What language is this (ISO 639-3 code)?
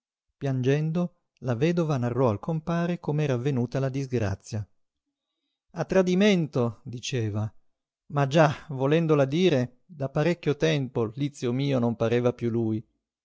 ita